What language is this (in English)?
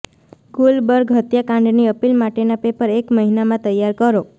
Gujarati